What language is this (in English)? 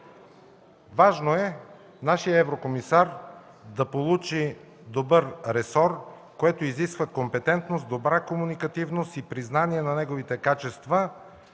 Bulgarian